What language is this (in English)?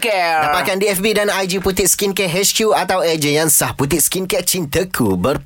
Malay